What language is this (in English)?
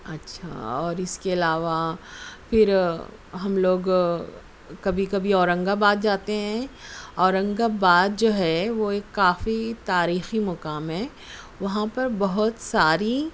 Urdu